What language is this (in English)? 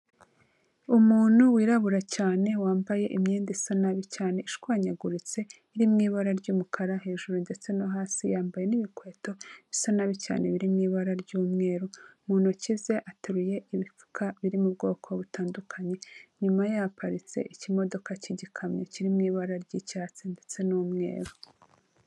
Kinyarwanda